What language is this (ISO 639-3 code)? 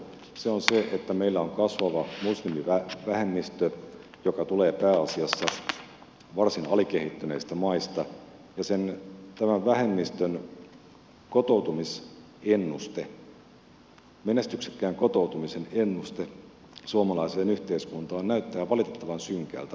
fin